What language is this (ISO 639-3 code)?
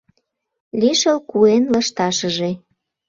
chm